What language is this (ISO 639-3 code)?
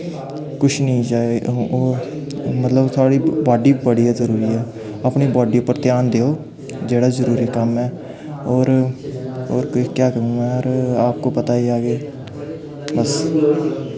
doi